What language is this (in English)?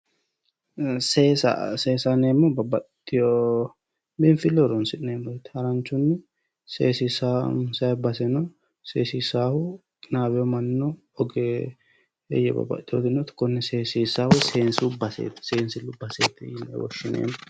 Sidamo